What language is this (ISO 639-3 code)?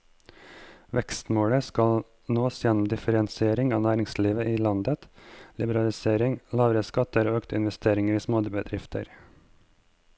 nor